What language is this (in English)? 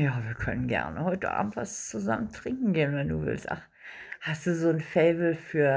German